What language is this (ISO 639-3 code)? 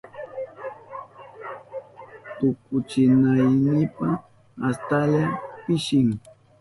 qup